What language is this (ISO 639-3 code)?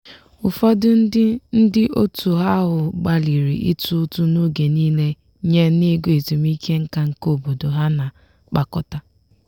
ibo